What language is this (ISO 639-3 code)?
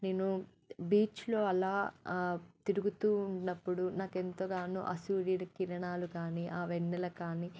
tel